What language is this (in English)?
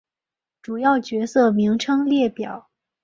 Chinese